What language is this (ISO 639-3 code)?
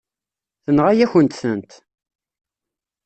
kab